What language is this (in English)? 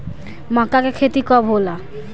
Bhojpuri